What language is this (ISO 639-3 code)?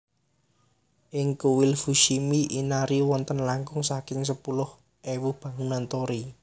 jav